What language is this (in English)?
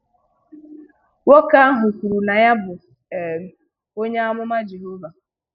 Igbo